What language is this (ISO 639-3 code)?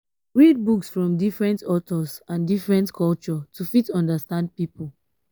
pcm